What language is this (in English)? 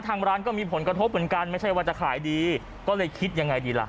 Thai